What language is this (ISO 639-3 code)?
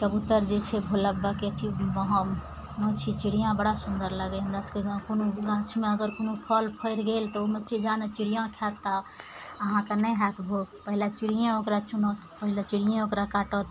mai